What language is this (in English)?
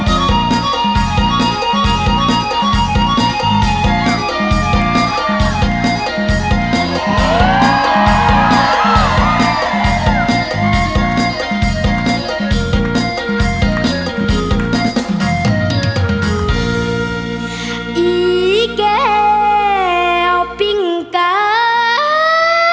Thai